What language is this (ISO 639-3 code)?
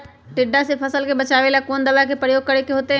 mag